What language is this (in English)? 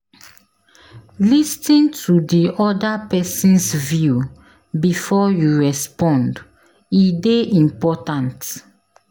Nigerian Pidgin